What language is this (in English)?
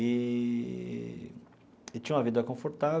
Portuguese